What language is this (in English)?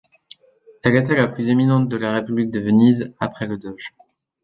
French